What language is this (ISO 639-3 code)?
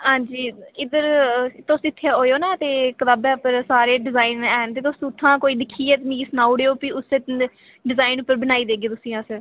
doi